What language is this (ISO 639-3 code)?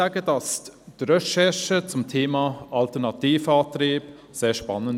gsw